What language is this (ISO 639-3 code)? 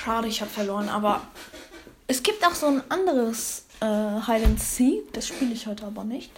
deu